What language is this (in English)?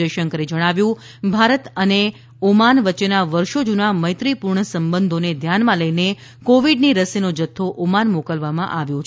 Gujarati